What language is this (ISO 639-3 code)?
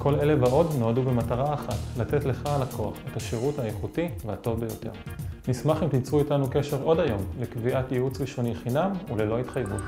heb